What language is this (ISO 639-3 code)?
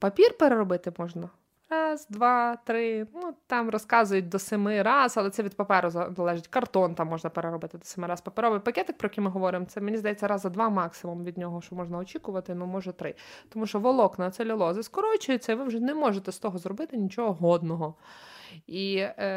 ukr